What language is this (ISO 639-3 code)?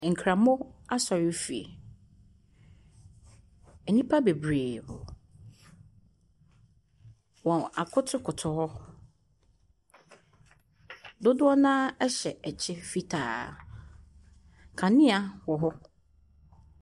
aka